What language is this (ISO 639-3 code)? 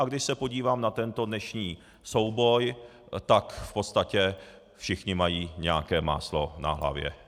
ces